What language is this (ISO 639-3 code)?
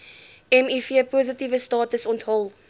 afr